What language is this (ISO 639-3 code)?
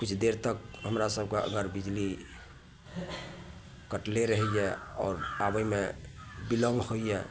mai